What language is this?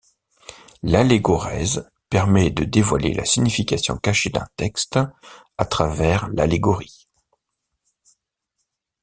French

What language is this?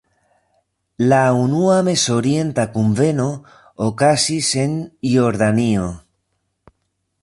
Esperanto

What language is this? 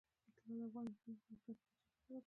Pashto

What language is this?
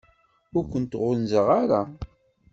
Kabyle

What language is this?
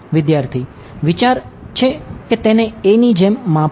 Gujarati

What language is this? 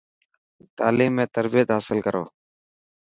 Dhatki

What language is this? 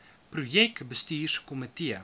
Afrikaans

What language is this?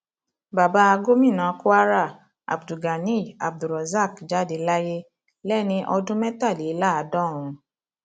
Yoruba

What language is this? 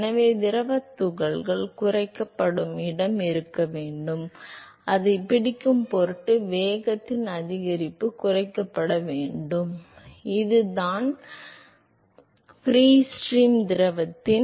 Tamil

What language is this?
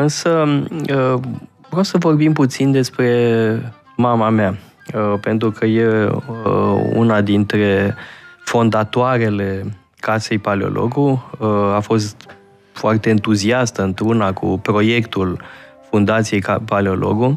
Romanian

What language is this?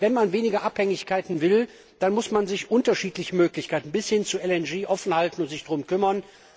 German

